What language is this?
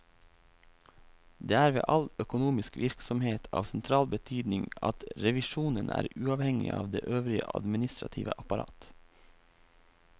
Norwegian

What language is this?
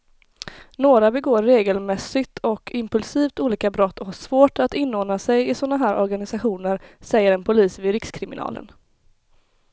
Swedish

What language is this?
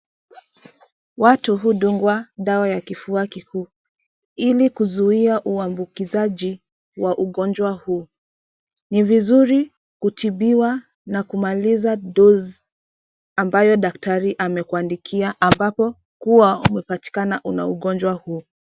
Swahili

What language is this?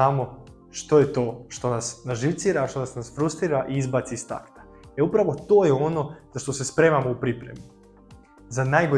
Croatian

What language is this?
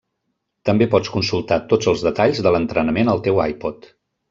Catalan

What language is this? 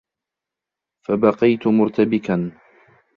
Arabic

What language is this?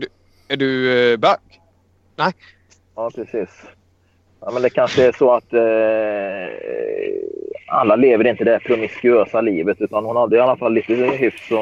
Swedish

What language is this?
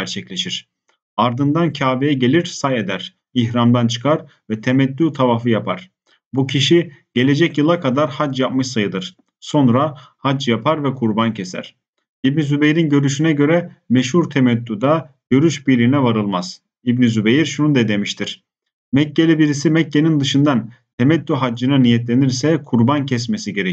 Turkish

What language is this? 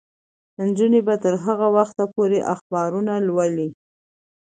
Pashto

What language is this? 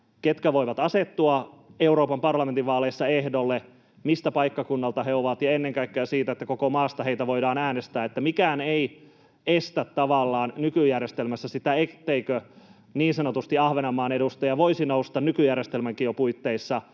Finnish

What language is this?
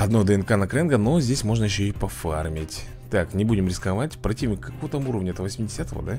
Russian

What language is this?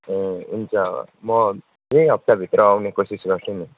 Nepali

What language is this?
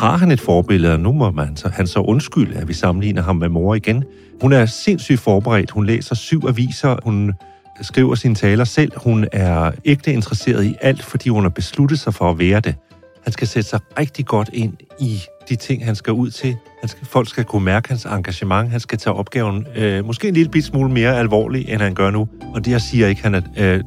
Danish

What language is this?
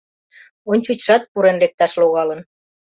Mari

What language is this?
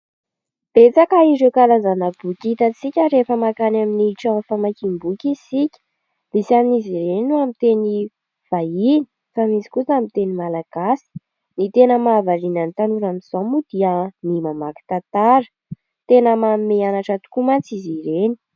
Malagasy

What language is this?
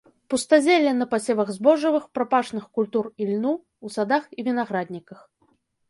Belarusian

